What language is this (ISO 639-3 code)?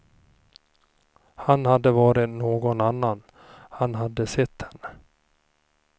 swe